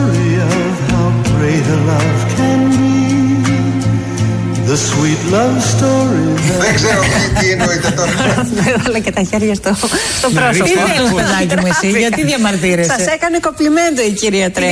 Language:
Greek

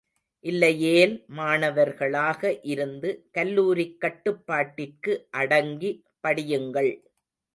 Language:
Tamil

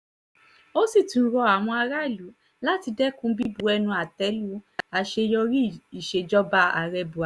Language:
Yoruba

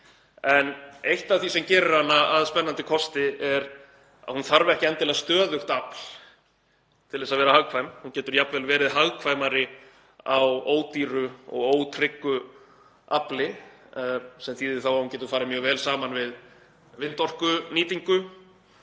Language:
Icelandic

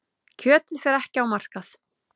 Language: Icelandic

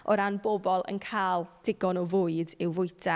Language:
Welsh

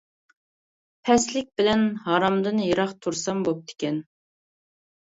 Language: Uyghur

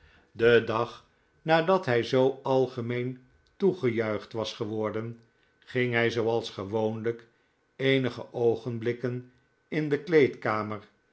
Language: Dutch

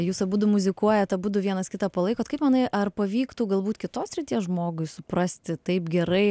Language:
Lithuanian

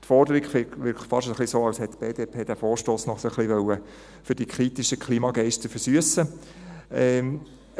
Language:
Swiss German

